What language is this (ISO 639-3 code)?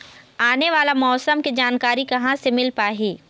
hne